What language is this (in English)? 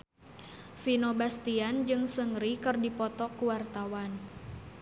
Sundanese